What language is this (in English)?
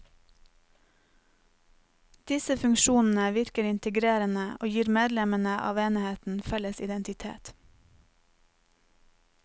Norwegian